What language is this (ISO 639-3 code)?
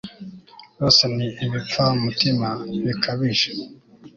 kin